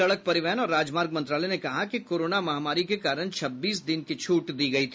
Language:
Hindi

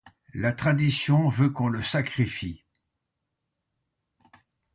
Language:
French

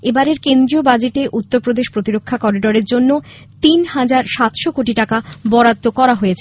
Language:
Bangla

